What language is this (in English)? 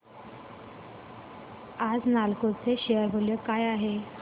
Marathi